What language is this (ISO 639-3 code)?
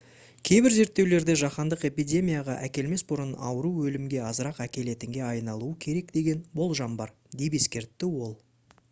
kaz